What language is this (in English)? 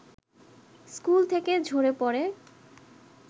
Bangla